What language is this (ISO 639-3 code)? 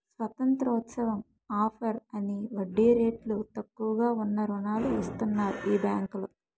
tel